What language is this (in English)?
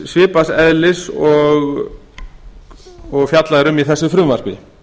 Icelandic